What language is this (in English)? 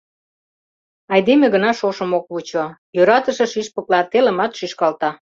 Mari